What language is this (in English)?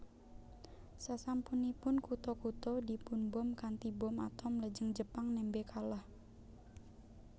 Javanese